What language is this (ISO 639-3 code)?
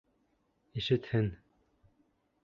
bak